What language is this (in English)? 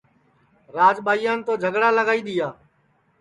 Sansi